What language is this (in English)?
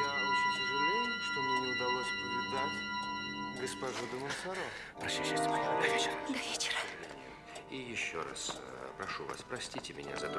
Russian